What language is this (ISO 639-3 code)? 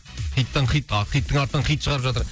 kaz